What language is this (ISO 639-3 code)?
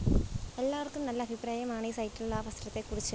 mal